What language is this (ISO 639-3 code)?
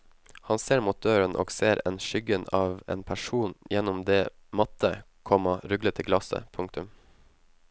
nor